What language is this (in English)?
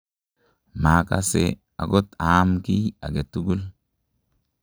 Kalenjin